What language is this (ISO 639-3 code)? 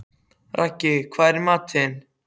isl